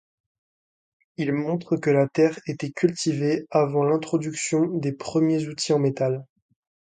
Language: French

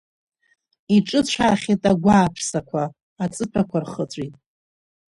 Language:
Abkhazian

